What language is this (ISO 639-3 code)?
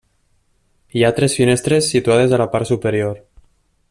cat